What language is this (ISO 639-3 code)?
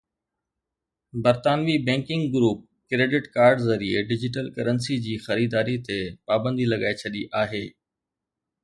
snd